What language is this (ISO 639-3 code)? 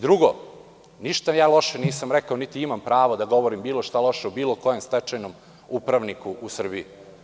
srp